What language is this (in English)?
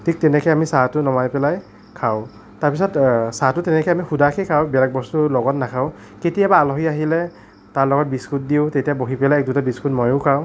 Assamese